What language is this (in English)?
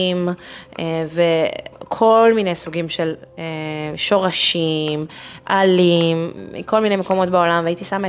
Hebrew